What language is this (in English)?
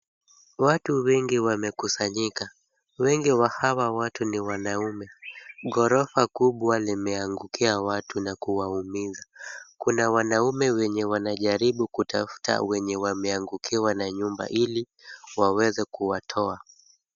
Swahili